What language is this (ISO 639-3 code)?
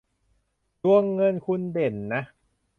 tha